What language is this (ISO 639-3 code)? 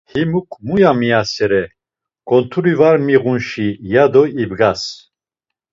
lzz